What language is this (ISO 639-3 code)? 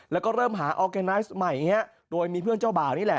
tha